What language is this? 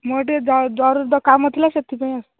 Odia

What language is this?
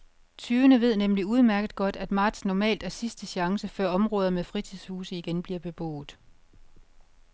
Danish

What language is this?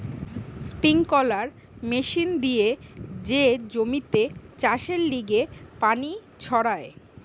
Bangla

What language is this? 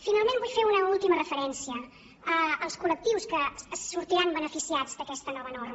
Catalan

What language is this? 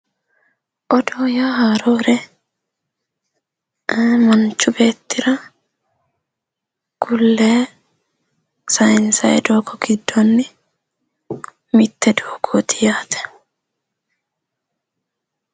Sidamo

